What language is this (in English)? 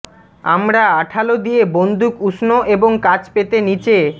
Bangla